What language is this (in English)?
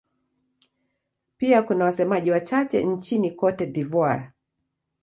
Swahili